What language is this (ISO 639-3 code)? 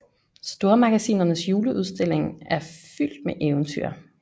dan